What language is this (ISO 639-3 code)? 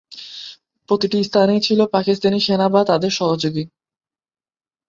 ben